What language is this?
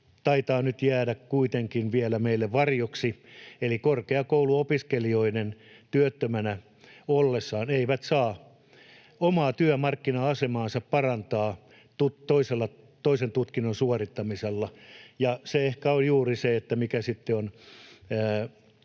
Finnish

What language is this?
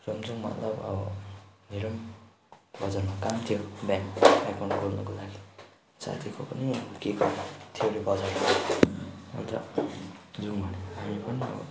Nepali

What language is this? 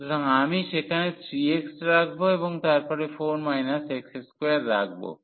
Bangla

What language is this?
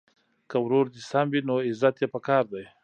Pashto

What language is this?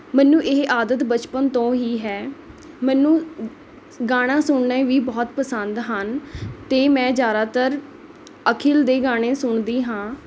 Punjabi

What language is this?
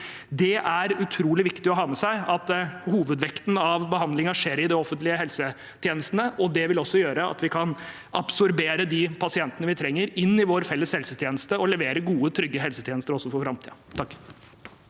Norwegian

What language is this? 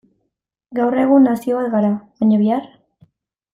Basque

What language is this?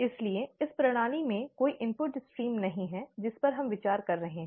Hindi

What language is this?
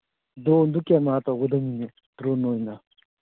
Manipuri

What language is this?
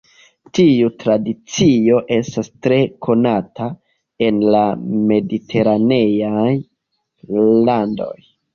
Esperanto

